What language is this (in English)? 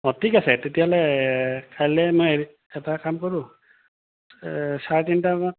Assamese